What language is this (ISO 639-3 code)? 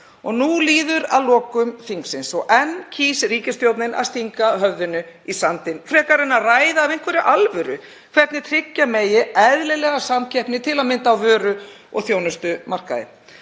isl